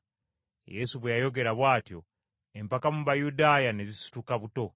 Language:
Ganda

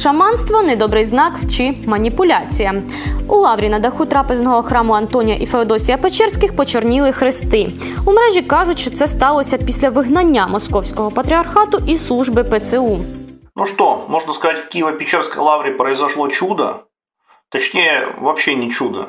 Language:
Ukrainian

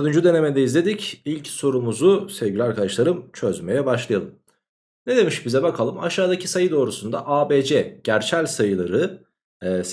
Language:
Turkish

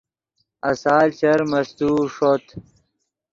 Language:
Yidgha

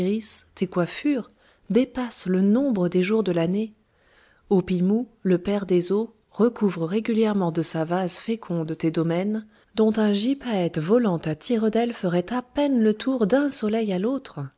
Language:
French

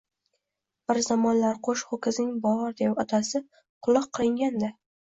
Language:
Uzbek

